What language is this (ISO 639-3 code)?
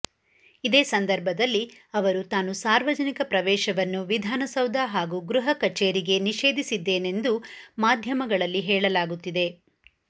kan